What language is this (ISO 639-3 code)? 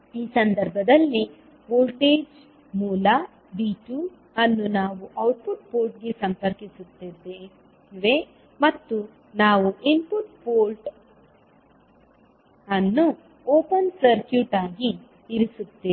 kan